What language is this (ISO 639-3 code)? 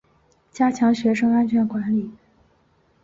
zho